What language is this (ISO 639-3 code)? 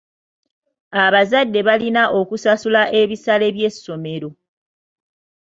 lug